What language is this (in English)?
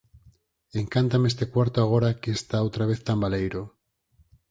Galician